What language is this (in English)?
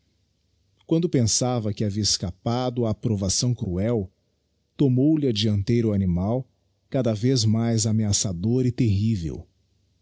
Portuguese